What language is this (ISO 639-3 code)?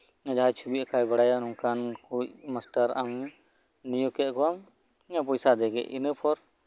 sat